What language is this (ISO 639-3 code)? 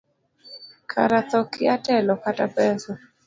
luo